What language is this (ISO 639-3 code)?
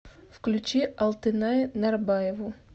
rus